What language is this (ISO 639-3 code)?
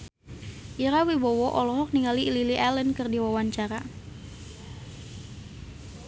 sun